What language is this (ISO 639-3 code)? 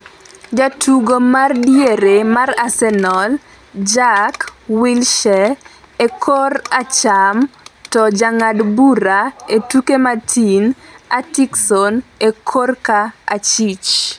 luo